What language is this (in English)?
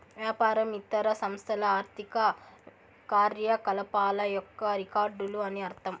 Telugu